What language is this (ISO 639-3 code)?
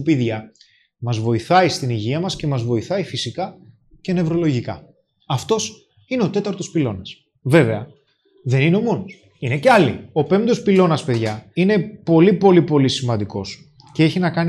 ell